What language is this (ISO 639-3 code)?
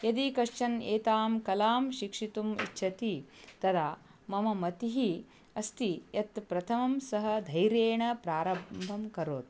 san